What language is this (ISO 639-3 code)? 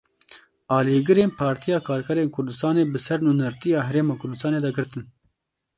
kur